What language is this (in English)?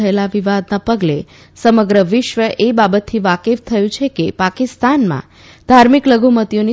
Gujarati